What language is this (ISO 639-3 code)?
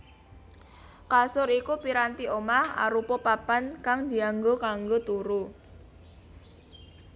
jav